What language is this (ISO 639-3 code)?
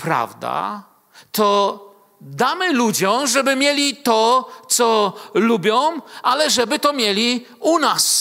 pol